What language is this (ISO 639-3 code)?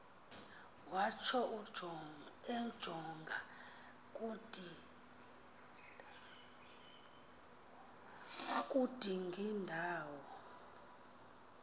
xho